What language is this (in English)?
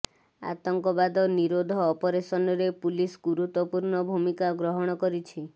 Odia